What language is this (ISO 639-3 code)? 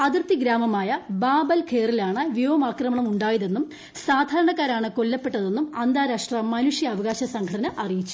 mal